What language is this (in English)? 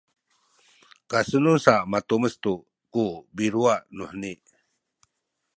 Sakizaya